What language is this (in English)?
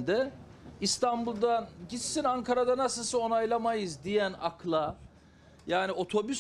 Turkish